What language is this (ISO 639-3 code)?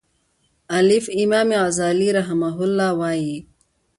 pus